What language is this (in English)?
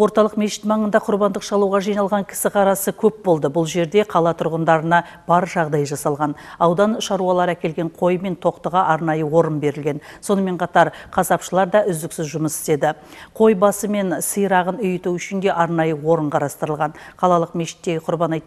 Turkish